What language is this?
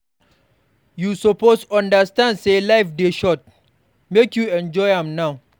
Nigerian Pidgin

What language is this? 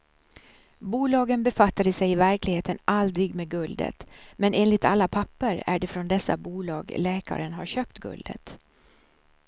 Swedish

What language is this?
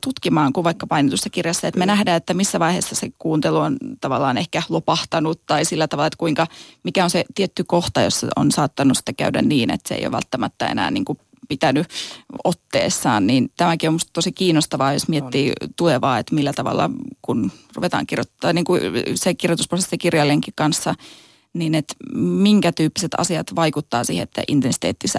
Finnish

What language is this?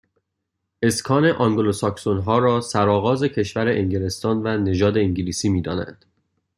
Persian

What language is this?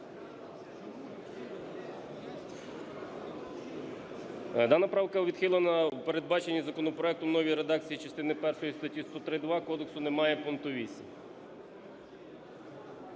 Ukrainian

